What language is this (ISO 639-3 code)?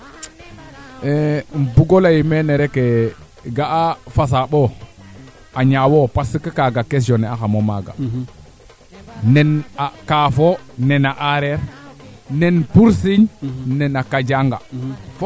srr